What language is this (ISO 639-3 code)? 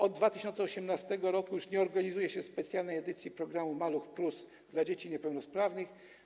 pol